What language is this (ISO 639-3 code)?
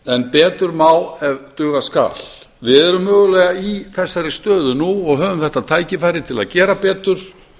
isl